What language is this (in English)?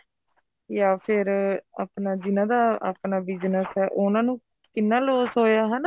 Punjabi